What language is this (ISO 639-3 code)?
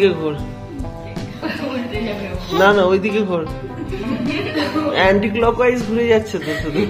ben